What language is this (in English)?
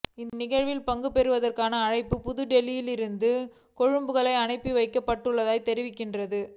Tamil